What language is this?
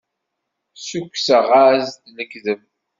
Kabyle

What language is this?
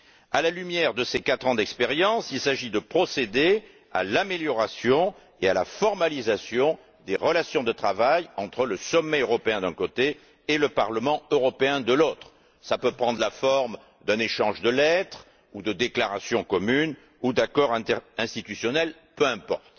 French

